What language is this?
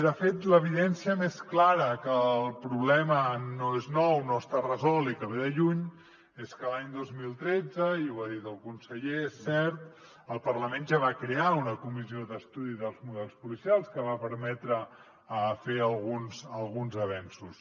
Catalan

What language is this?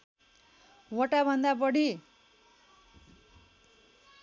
Nepali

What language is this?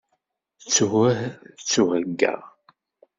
Kabyle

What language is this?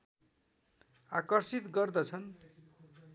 Nepali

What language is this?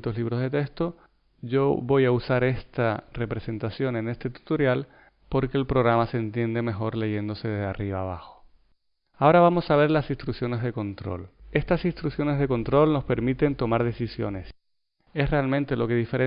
Spanish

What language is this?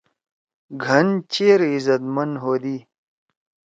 Torwali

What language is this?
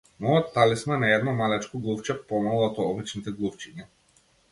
Macedonian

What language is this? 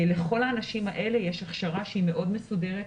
Hebrew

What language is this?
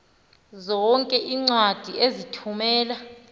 Xhosa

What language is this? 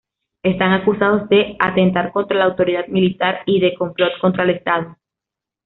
Spanish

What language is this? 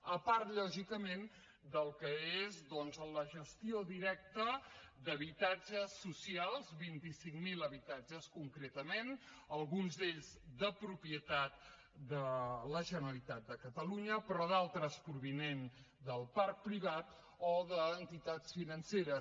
Catalan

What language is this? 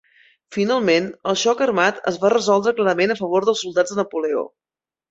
Catalan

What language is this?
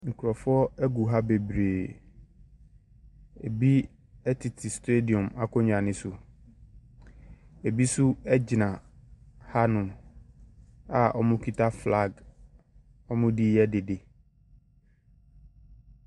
Akan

